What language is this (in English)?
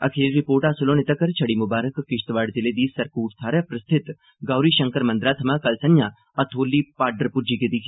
Dogri